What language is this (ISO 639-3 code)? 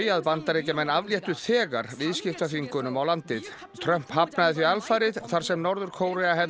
isl